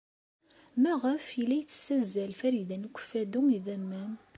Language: Kabyle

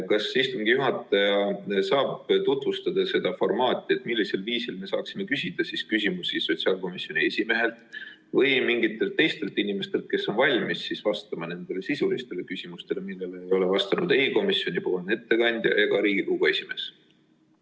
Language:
Estonian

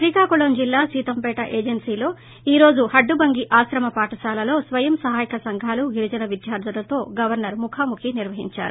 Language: Telugu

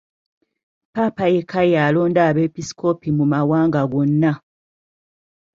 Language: Ganda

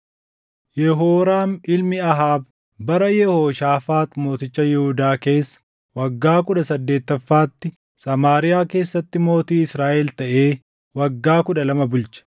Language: Oromo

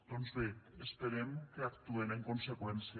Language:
Catalan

